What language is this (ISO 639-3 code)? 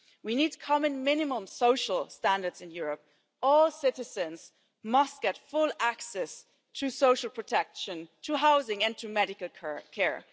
eng